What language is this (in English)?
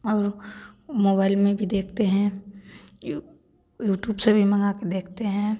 Hindi